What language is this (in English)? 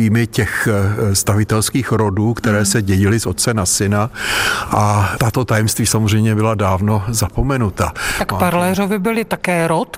Czech